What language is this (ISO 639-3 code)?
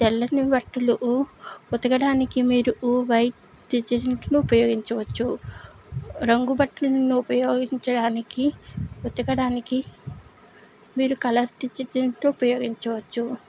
tel